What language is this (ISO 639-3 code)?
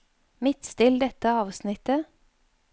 nor